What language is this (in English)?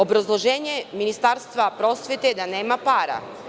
Serbian